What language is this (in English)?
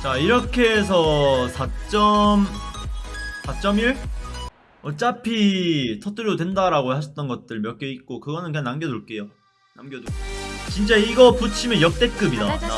Korean